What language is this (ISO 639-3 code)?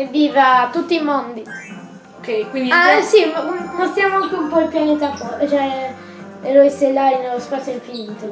ita